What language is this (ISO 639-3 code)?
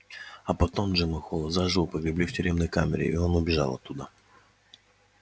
rus